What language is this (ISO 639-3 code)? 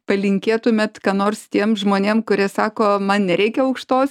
lit